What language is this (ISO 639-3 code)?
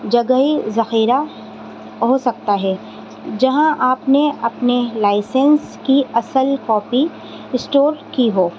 urd